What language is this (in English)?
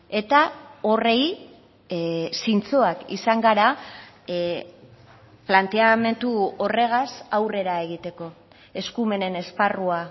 Basque